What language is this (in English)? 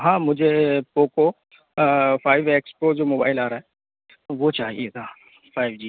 Hindi